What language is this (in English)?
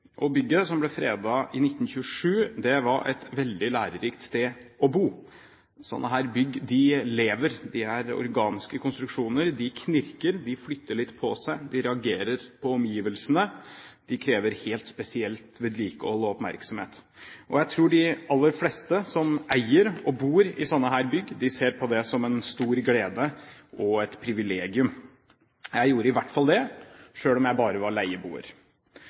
Norwegian Bokmål